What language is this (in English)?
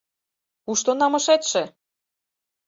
Mari